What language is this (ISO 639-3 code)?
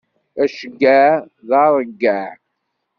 kab